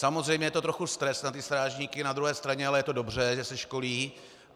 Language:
Czech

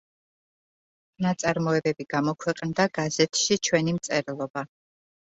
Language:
Georgian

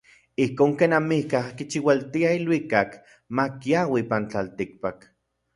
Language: Central Puebla Nahuatl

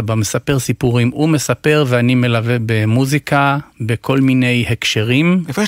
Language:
Hebrew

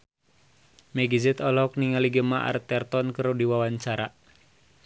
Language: Sundanese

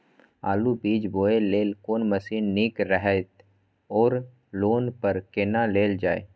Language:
Maithili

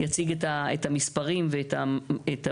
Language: Hebrew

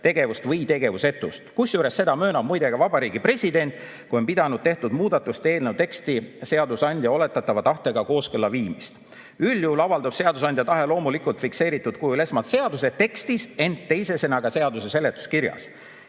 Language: Estonian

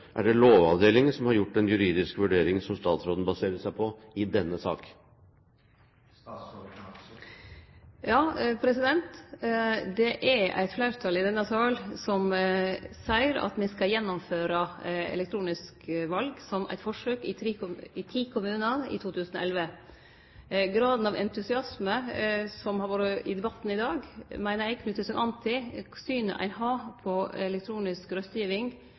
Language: Norwegian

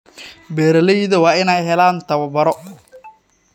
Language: Somali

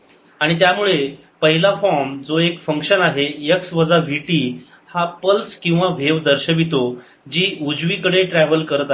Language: Marathi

